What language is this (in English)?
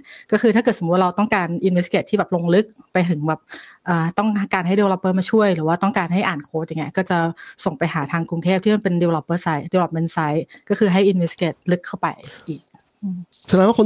Thai